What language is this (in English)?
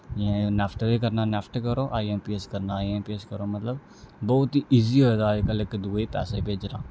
Dogri